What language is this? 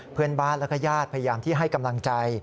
Thai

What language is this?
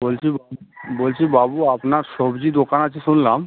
Bangla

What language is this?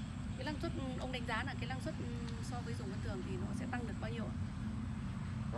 Vietnamese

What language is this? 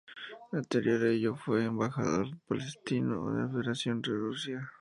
Spanish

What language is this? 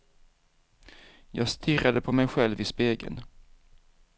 Swedish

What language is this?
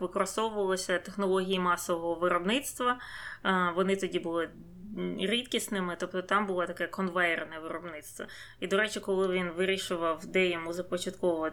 Ukrainian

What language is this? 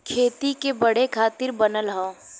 Bhojpuri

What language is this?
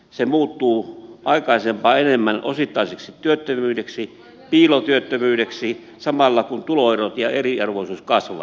Finnish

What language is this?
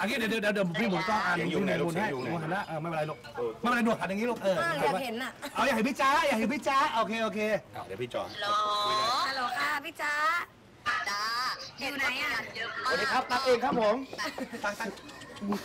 Thai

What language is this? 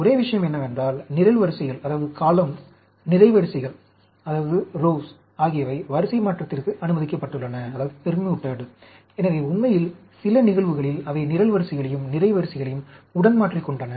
Tamil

